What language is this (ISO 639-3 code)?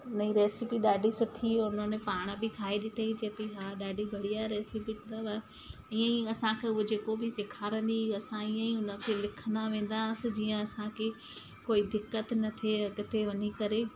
snd